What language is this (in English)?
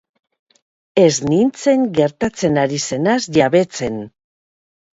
Basque